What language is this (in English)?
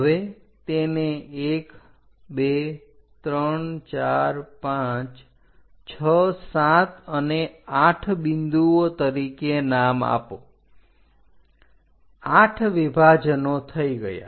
Gujarati